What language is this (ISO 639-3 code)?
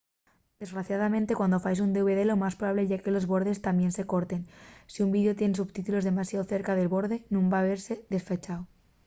ast